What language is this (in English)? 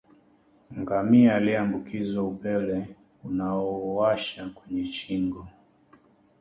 Swahili